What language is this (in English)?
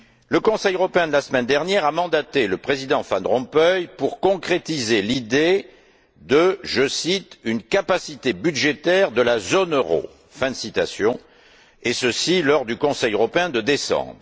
French